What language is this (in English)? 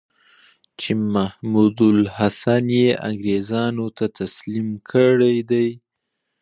Pashto